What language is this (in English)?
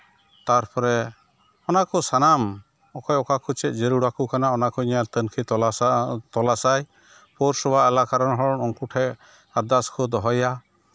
Santali